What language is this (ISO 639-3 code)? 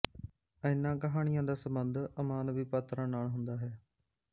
pan